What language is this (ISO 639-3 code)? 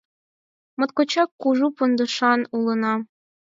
chm